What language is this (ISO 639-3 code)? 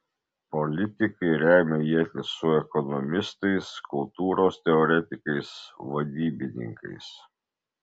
lit